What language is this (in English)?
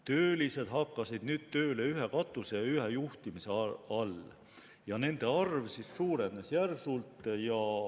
Estonian